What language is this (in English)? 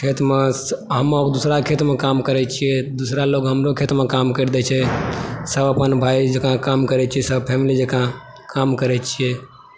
Maithili